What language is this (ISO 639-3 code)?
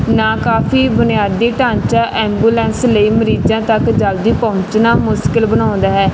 pan